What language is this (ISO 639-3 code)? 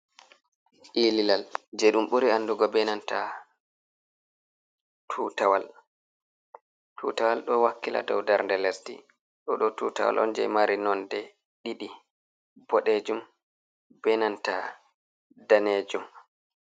ful